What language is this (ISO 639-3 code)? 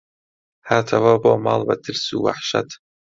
ckb